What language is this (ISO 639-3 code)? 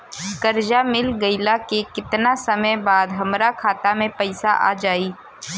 bho